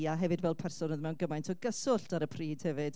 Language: Welsh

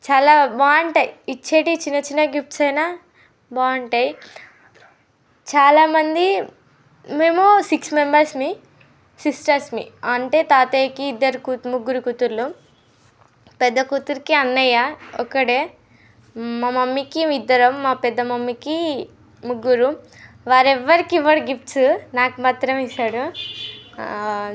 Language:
Telugu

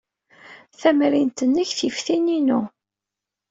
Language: Kabyle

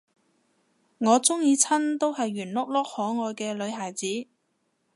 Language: Cantonese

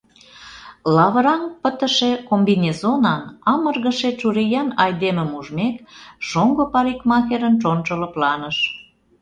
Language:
Mari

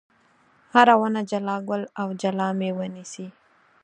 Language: Pashto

